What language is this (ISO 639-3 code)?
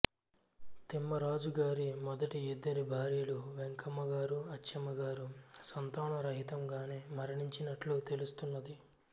tel